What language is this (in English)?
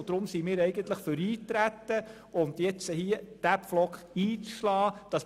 Swiss German